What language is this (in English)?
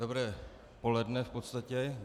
Czech